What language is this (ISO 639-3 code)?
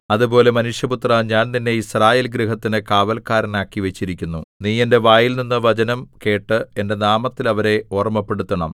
mal